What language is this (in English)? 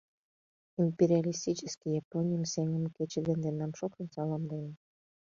Mari